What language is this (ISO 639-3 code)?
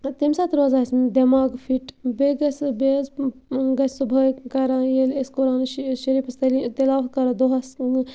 kas